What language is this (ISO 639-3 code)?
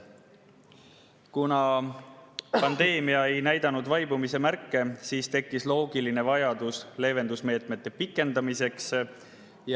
est